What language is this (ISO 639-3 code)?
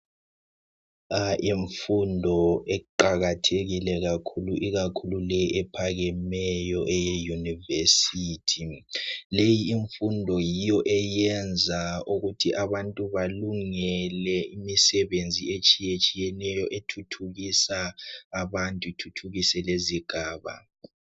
nde